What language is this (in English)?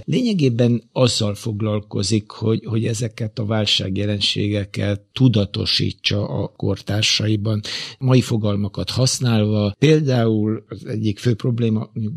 Hungarian